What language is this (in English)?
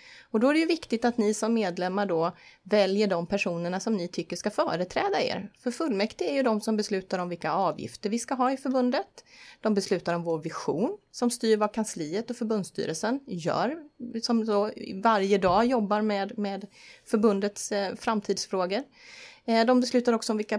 Swedish